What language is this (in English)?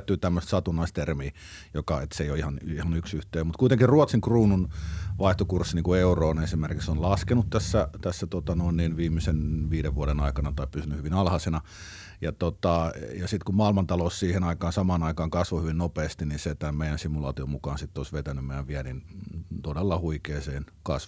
Finnish